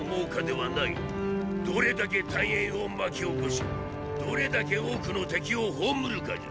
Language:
Japanese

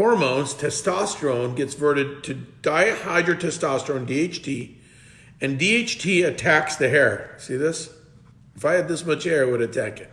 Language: English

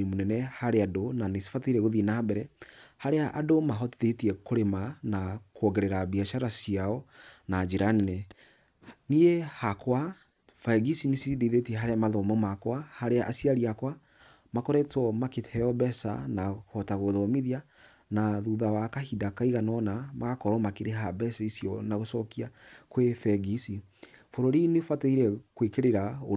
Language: Kikuyu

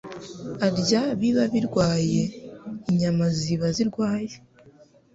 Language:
Kinyarwanda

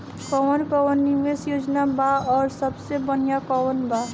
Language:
Bhojpuri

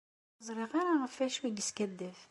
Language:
Kabyle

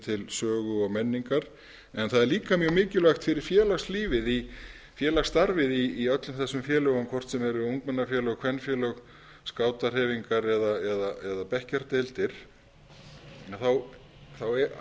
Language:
Icelandic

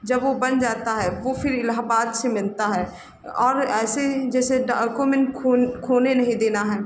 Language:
Hindi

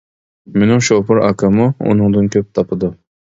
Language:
Uyghur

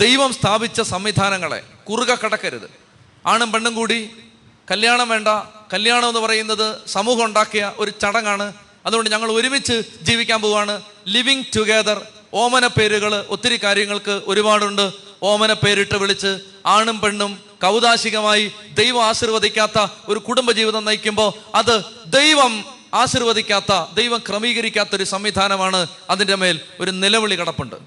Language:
Malayalam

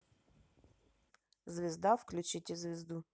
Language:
Russian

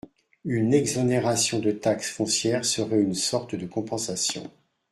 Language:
French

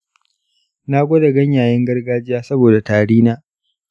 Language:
Hausa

